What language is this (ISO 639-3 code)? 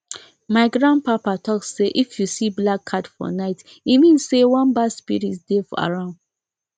pcm